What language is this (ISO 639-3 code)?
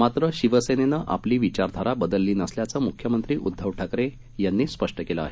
mar